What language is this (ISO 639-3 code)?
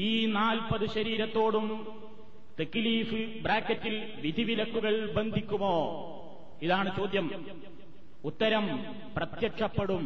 mal